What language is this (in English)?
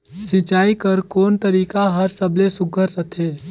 Chhattisgarhi